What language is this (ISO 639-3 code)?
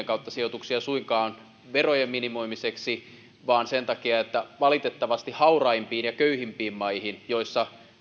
fin